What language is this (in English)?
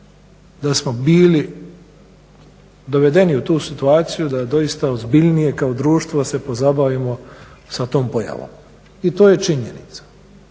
Croatian